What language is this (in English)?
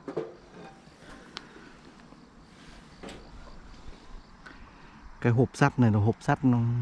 Vietnamese